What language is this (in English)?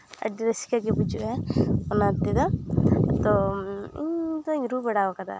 Santali